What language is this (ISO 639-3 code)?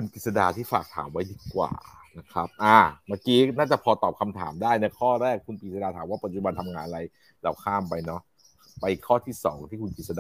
tha